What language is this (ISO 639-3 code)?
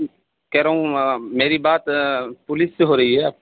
urd